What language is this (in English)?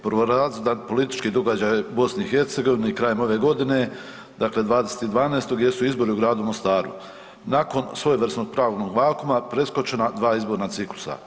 Croatian